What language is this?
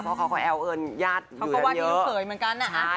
Thai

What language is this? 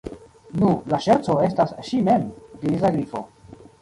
Esperanto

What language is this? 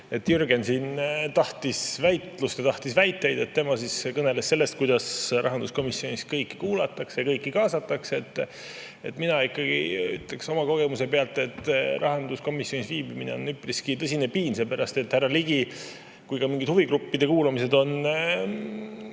Estonian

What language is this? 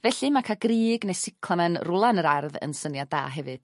Welsh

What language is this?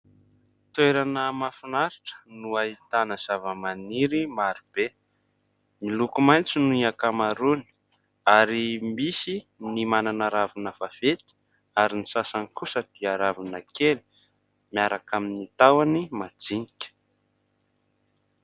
Malagasy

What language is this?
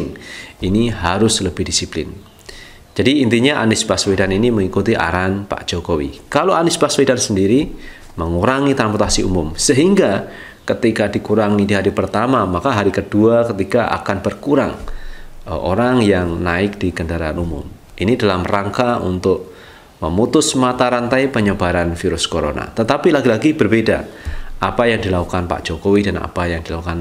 Indonesian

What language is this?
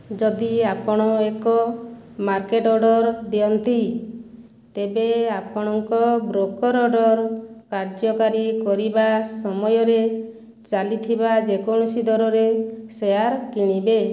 Odia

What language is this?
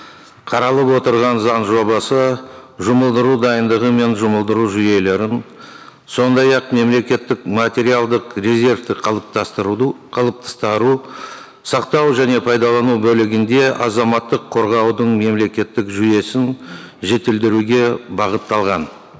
Kazakh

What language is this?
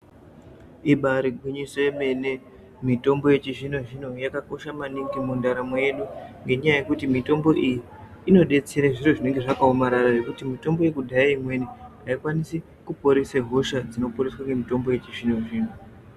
Ndau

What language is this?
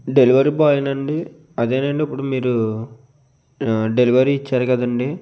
Telugu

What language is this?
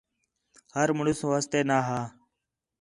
Khetrani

